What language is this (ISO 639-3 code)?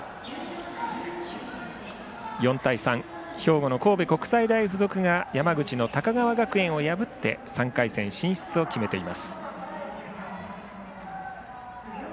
jpn